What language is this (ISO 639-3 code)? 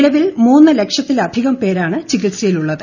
mal